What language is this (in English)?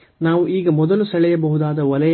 Kannada